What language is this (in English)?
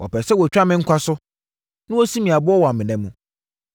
Akan